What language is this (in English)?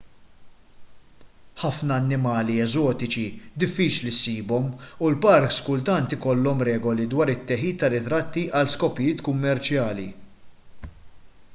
Maltese